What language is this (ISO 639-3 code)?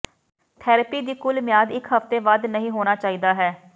pan